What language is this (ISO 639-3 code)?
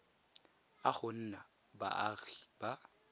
tsn